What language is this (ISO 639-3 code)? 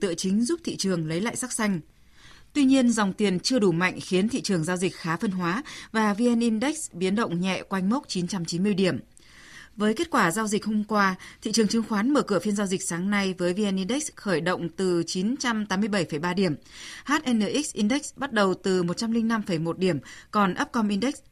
vie